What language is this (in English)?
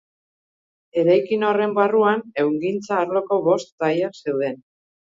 Basque